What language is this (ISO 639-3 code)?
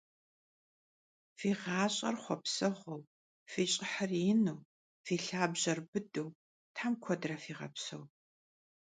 kbd